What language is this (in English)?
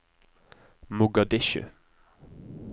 Norwegian